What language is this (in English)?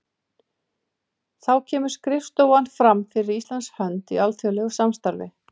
Icelandic